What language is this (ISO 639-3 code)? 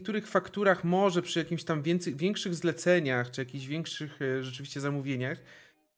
pol